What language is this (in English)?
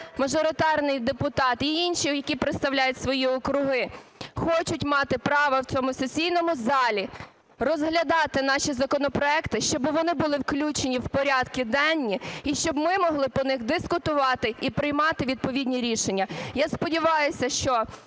Ukrainian